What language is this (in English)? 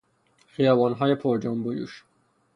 Persian